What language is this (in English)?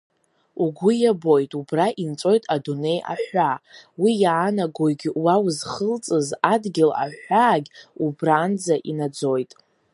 Abkhazian